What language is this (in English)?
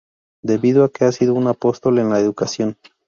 Spanish